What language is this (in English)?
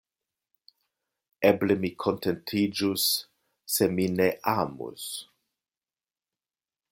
Esperanto